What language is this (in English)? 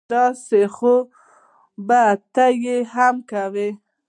Pashto